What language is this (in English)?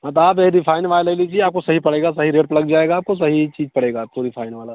Hindi